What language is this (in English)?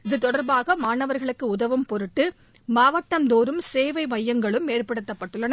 Tamil